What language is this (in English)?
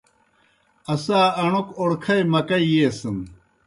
Kohistani Shina